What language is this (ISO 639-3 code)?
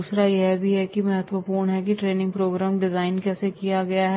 hin